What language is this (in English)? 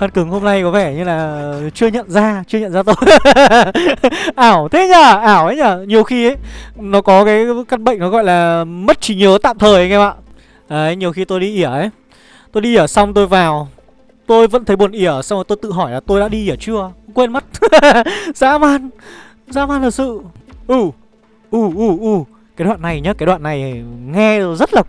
Vietnamese